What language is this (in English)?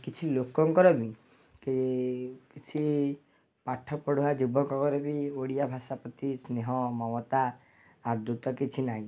Odia